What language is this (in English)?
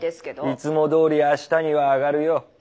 Japanese